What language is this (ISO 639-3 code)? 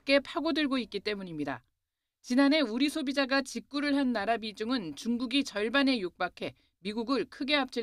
kor